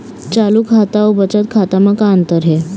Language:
Chhattisgarhi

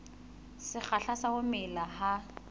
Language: Southern Sotho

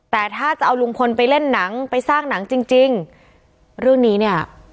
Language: Thai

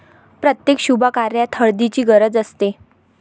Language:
Marathi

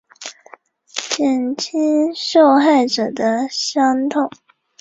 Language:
Chinese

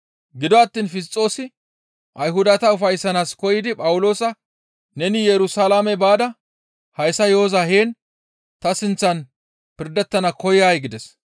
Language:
Gamo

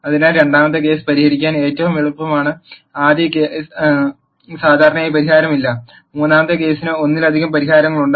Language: Malayalam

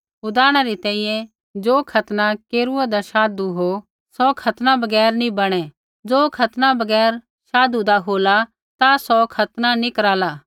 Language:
Kullu Pahari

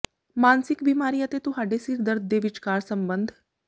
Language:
Punjabi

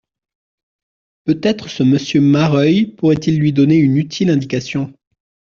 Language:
French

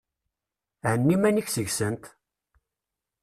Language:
Kabyle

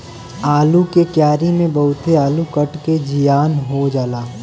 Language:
Bhojpuri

